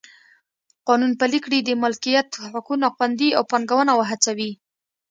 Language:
Pashto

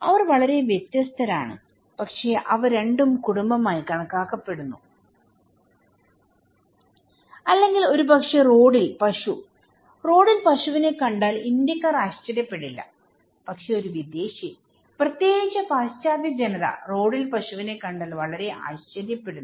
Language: Malayalam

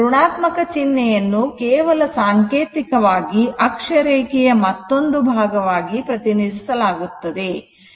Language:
Kannada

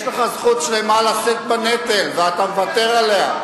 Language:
Hebrew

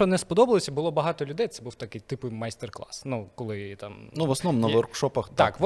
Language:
Ukrainian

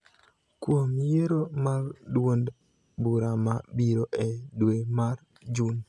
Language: Luo (Kenya and Tanzania)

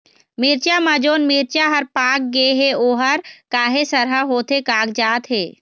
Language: Chhattisgarhi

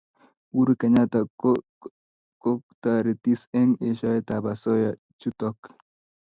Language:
Kalenjin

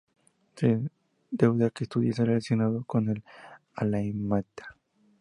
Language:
Spanish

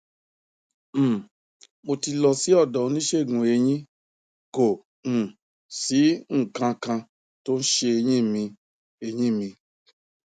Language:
Yoruba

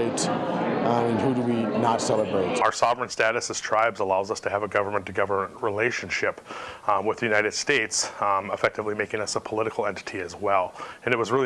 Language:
English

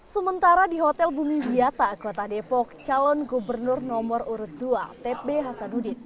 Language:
Indonesian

